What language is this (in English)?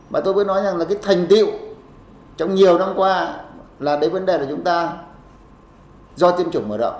Vietnamese